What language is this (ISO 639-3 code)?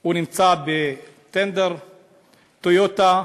heb